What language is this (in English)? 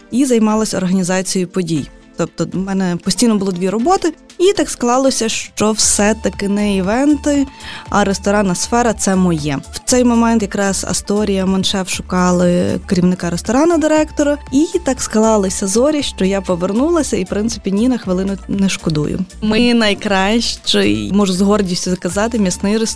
Ukrainian